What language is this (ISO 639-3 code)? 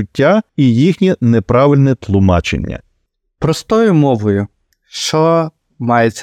ukr